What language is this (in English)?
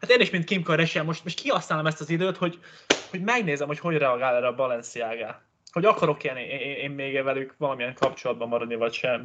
Hungarian